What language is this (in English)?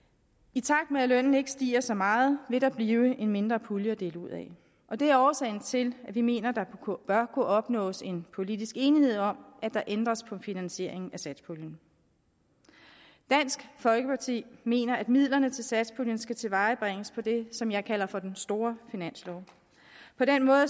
Danish